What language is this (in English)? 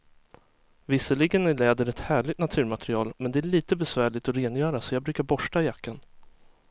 Swedish